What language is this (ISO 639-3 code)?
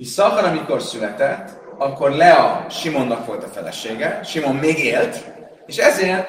hun